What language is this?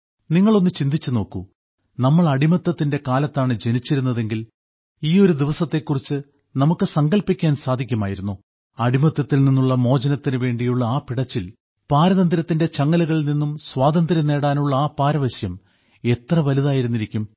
Malayalam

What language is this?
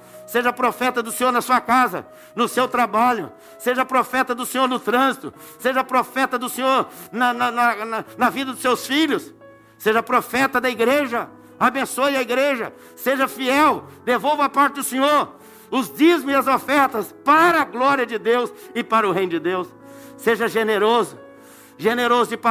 Portuguese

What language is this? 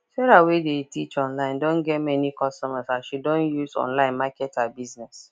Nigerian Pidgin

